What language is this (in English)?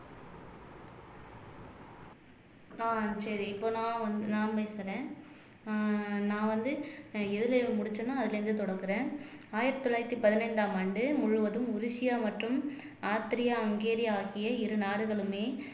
Tamil